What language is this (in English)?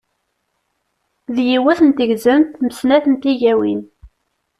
Kabyle